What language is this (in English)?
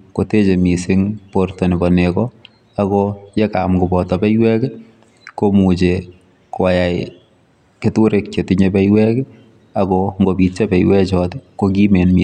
Kalenjin